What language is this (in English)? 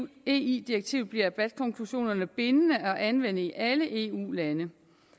Danish